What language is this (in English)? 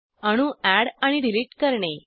Marathi